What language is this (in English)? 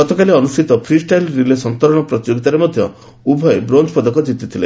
Odia